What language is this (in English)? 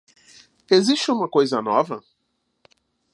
Portuguese